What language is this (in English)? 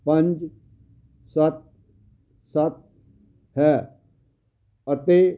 Punjabi